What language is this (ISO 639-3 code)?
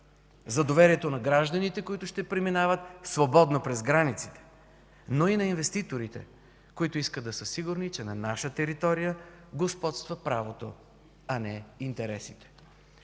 bul